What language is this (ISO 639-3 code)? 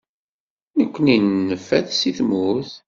kab